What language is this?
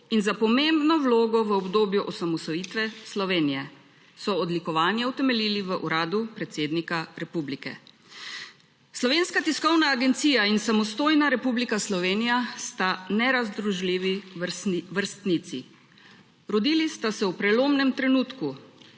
Slovenian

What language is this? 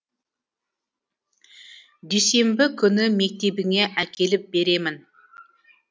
Kazakh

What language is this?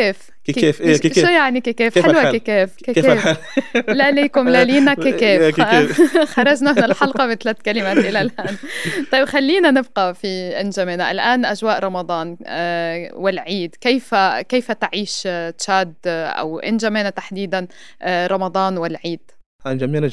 Arabic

